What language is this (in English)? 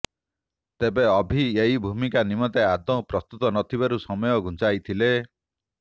Odia